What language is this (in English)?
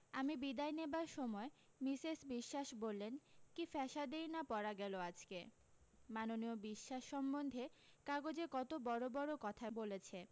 Bangla